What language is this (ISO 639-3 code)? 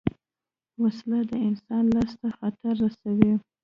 pus